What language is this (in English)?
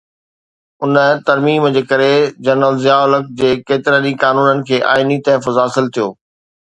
Sindhi